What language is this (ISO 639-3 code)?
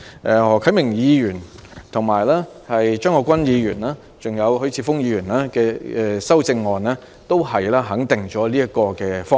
yue